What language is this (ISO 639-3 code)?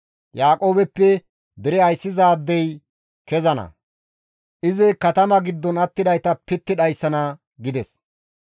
gmv